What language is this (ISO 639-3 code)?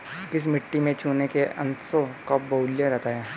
hin